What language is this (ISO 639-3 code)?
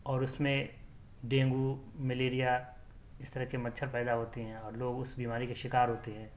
urd